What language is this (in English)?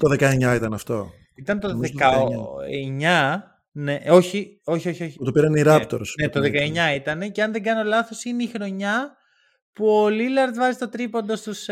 Greek